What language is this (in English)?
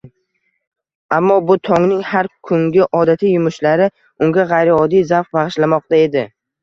Uzbek